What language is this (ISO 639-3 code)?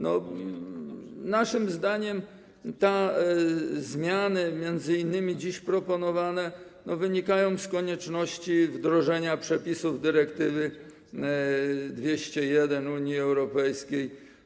pol